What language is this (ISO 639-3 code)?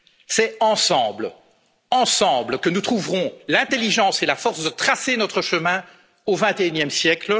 fra